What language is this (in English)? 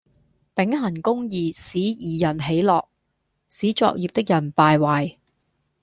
Cantonese